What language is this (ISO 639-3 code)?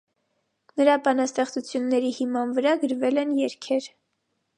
hye